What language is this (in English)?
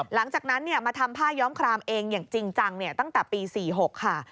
Thai